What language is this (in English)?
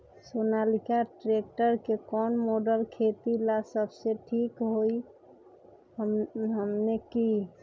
Magahi